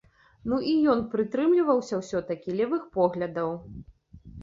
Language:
Belarusian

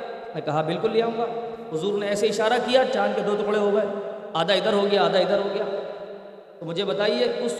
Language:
Urdu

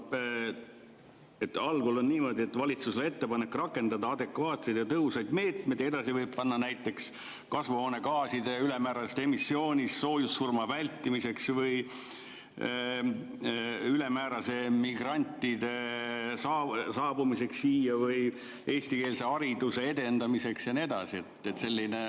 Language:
Estonian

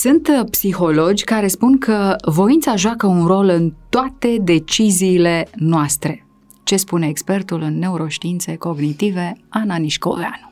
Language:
Romanian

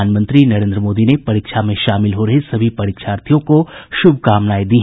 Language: Hindi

